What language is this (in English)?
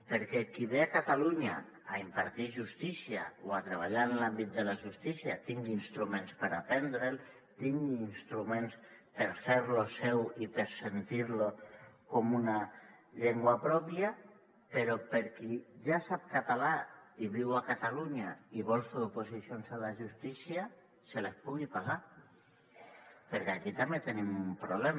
Catalan